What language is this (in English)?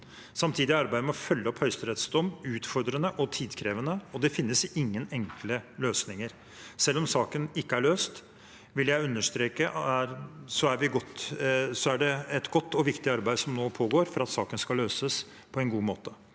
Norwegian